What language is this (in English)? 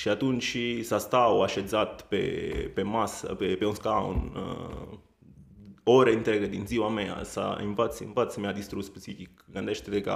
Romanian